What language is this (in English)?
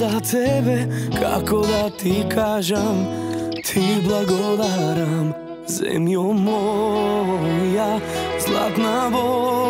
Romanian